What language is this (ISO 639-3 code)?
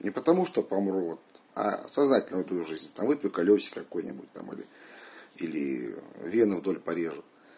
rus